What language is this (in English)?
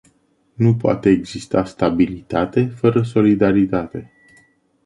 Romanian